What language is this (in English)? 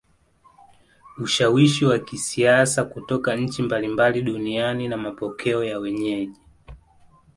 Swahili